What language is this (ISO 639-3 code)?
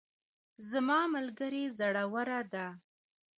pus